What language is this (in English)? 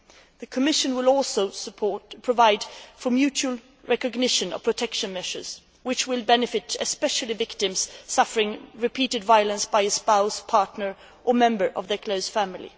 English